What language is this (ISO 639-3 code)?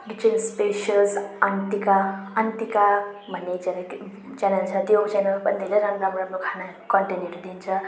nep